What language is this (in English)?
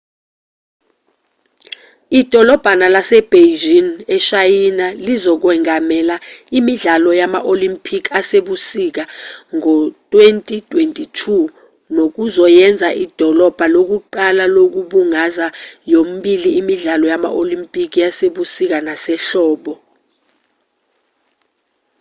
Zulu